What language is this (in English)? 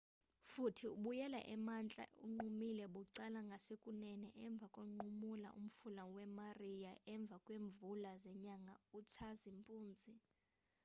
Xhosa